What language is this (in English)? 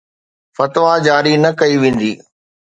Sindhi